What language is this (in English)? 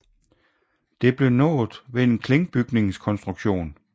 Danish